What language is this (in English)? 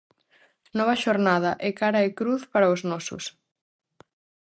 Galician